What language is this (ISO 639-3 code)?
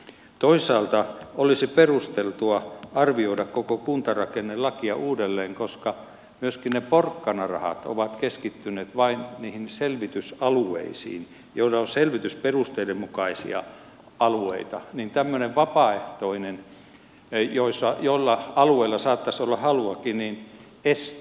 fin